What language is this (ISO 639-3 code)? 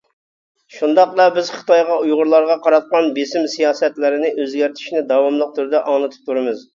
uig